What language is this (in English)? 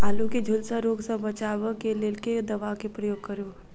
Maithili